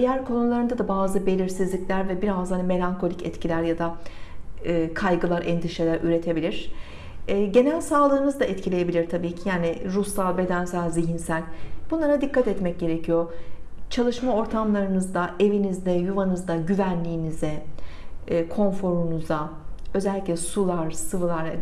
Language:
Turkish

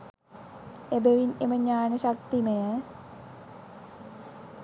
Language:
Sinhala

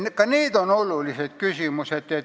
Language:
Estonian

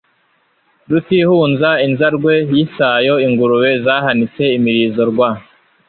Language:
Kinyarwanda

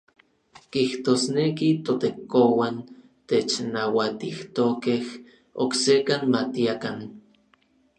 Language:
Orizaba Nahuatl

